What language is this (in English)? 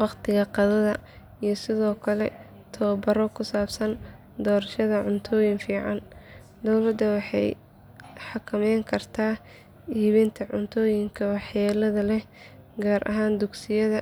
Somali